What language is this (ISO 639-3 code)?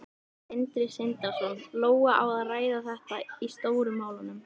isl